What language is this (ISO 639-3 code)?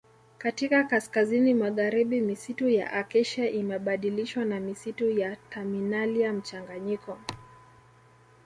swa